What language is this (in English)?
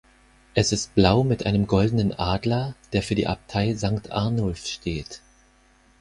German